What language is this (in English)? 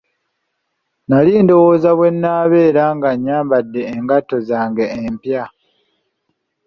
Ganda